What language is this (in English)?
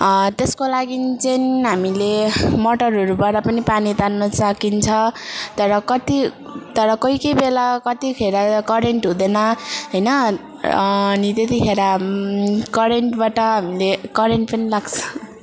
Nepali